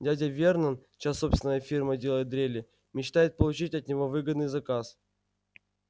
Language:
Russian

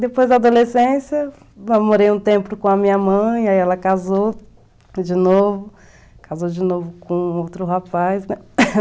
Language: Portuguese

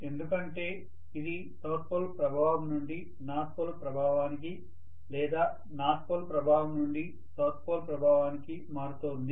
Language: Telugu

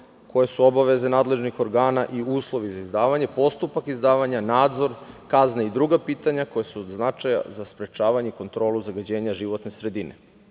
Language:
Serbian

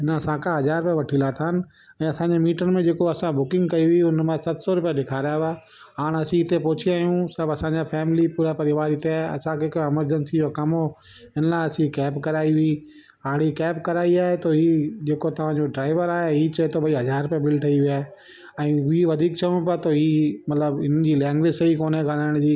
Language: Sindhi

